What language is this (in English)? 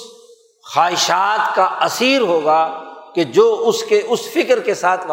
Urdu